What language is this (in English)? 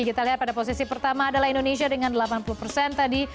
Indonesian